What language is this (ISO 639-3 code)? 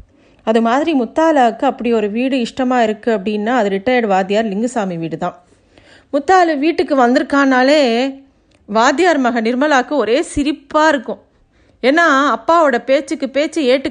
tam